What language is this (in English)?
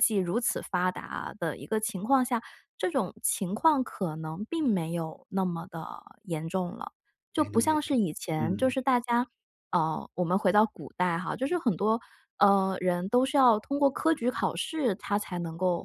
Chinese